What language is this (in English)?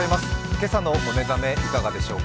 Japanese